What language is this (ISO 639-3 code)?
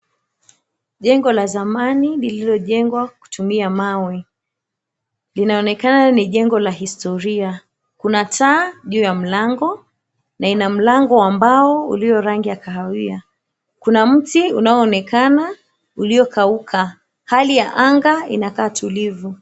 swa